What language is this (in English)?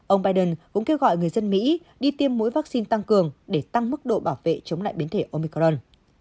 Vietnamese